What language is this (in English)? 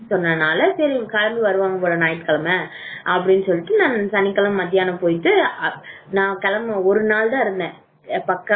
Tamil